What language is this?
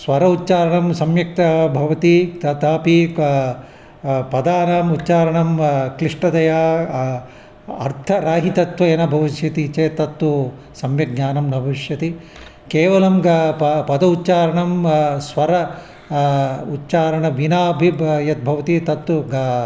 Sanskrit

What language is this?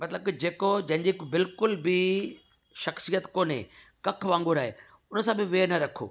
Sindhi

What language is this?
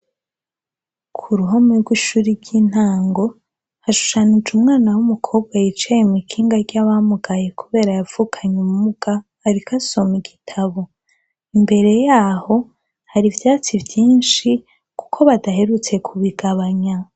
Rundi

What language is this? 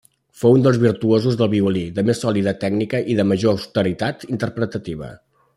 Catalan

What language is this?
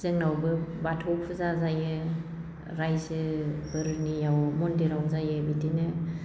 Bodo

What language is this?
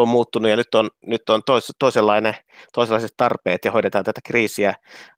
Finnish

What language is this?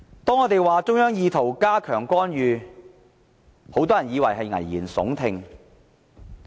Cantonese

